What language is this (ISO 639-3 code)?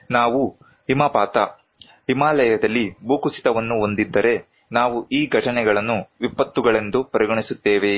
kan